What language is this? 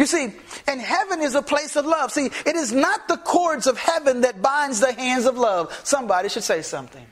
English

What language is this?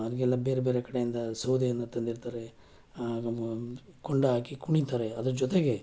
Kannada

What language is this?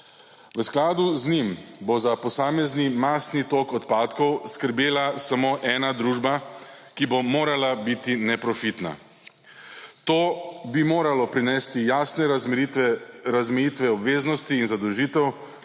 Slovenian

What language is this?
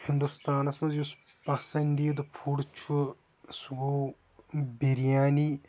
Kashmiri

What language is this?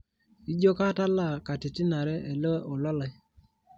Masai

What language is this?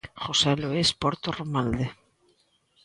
Galician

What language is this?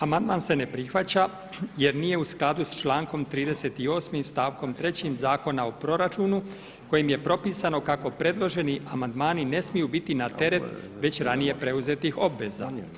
Croatian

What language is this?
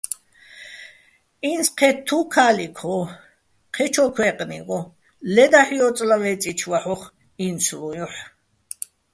Bats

